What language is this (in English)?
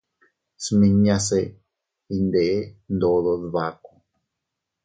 Teutila Cuicatec